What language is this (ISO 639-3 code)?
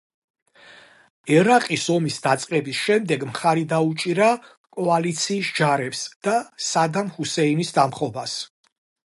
kat